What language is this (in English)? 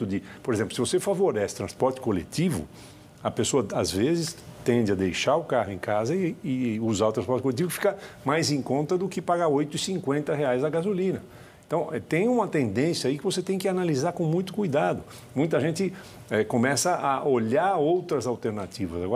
Portuguese